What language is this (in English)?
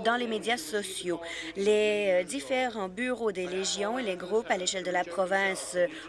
French